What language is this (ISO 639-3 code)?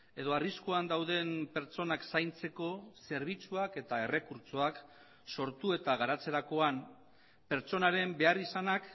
eus